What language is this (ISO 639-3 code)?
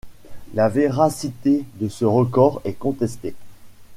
fra